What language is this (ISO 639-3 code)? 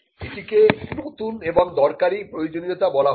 ben